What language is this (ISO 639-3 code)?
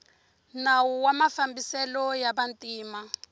tso